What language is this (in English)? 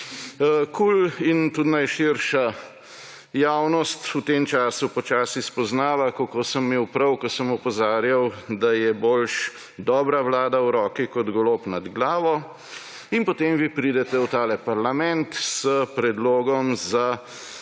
Slovenian